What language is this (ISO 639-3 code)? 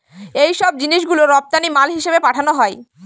ben